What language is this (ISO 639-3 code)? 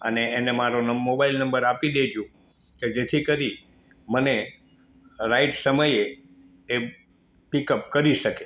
guj